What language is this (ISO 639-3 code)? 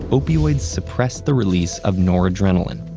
eng